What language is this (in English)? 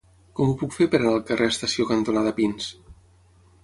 Catalan